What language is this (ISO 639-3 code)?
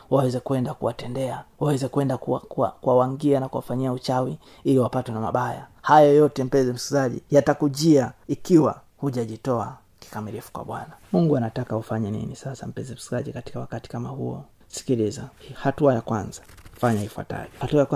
swa